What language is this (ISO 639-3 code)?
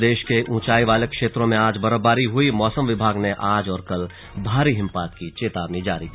hin